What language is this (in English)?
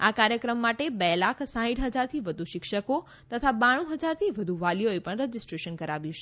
Gujarati